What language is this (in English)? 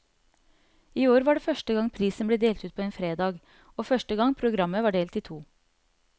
Norwegian